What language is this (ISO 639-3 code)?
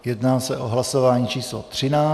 ces